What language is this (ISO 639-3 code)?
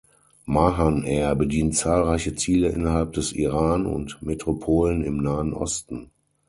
deu